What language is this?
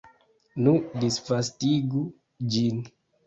Esperanto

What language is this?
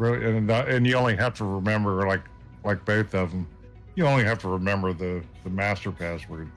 English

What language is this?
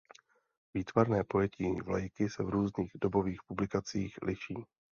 Czech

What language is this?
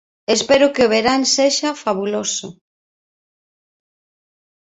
Galician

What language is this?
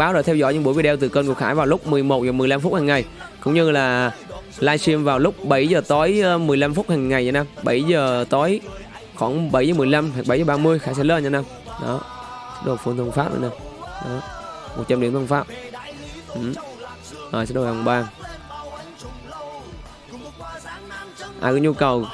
Vietnamese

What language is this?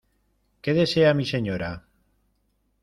Spanish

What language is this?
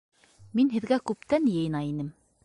Bashkir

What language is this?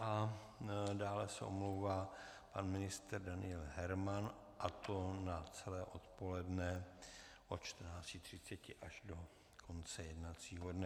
Czech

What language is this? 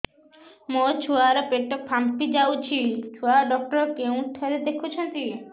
Odia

